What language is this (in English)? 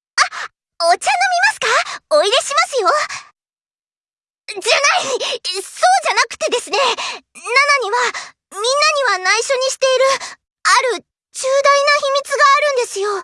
Japanese